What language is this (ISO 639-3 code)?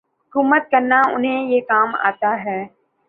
urd